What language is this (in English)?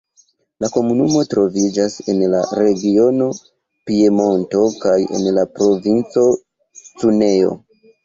Esperanto